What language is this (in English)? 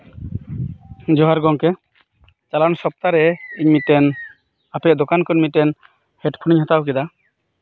Santali